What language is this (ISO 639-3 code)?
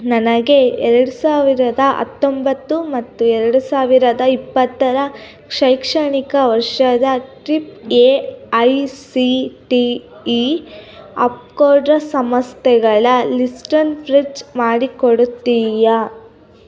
kan